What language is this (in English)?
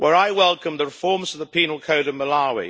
English